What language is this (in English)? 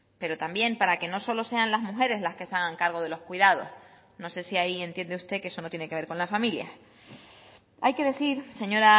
Spanish